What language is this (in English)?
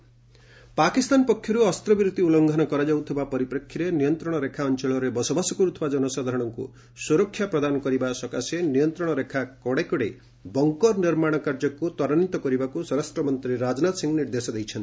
Odia